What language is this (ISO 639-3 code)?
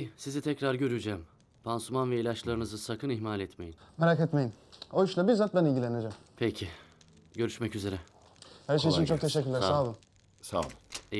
tur